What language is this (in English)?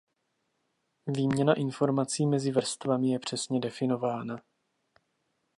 Czech